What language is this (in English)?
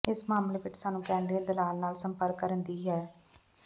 Punjabi